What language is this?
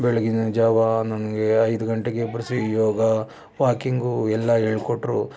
Kannada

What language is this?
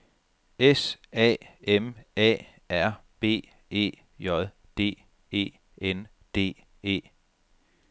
Danish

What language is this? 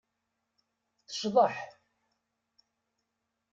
Kabyle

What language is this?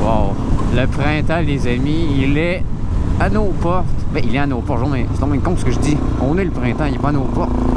French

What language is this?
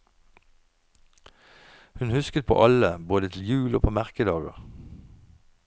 Norwegian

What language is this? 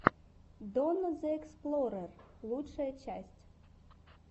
Russian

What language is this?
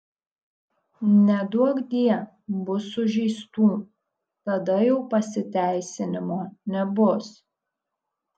Lithuanian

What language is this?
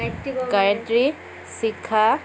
Assamese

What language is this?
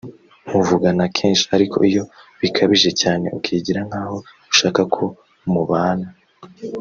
Kinyarwanda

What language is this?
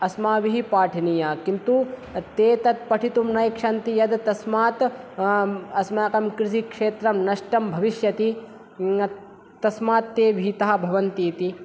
Sanskrit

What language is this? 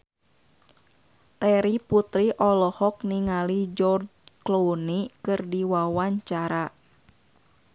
Sundanese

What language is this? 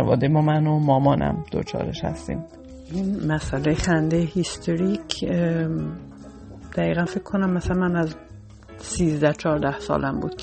Persian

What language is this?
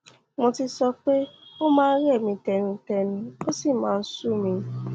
Yoruba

